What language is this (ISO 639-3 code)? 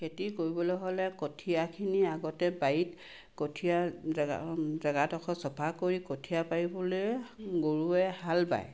asm